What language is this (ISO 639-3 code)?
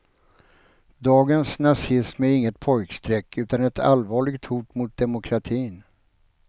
swe